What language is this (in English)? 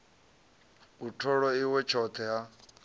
Venda